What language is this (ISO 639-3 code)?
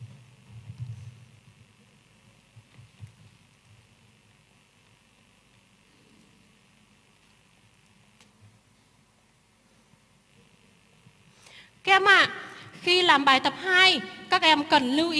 vie